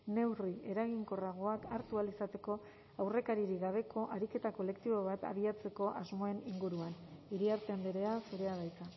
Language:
Basque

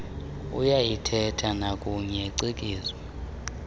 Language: Xhosa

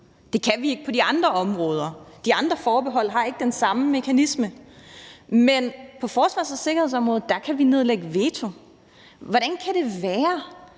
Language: Danish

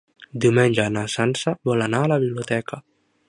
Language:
Catalan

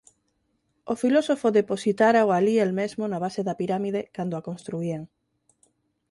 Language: Galician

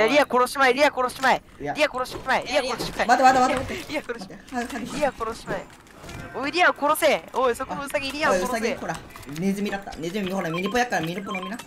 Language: Japanese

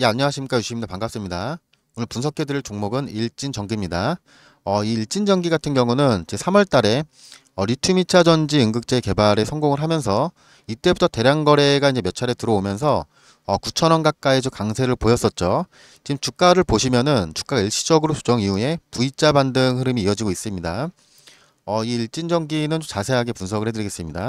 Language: Korean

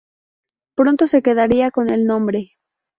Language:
Spanish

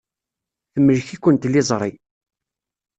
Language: Kabyle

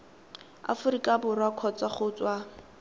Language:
Tswana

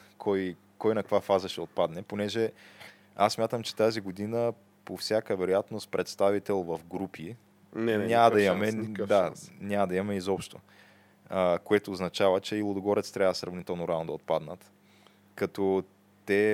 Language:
Bulgarian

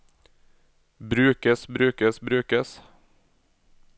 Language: Norwegian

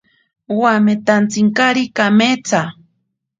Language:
Ashéninka Perené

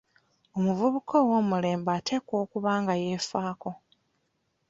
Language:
Ganda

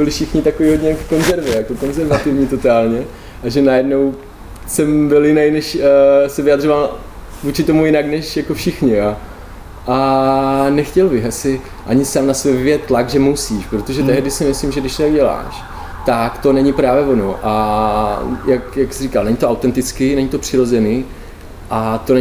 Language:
Czech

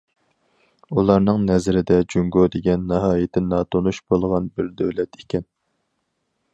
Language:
Uyghur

